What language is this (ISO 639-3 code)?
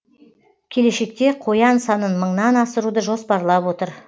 kaz